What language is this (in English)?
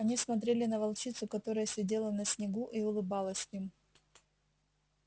Russian